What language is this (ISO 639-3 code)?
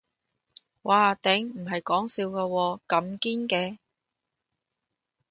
yue